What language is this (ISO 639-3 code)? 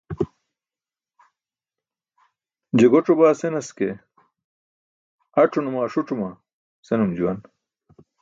bsk